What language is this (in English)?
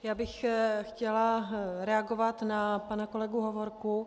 Czech